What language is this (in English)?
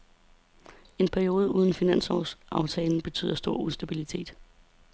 Danish